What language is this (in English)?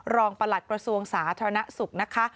Thai